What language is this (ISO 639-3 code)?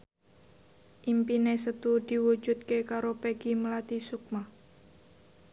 jav